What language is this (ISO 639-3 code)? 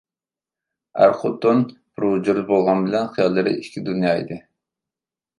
uig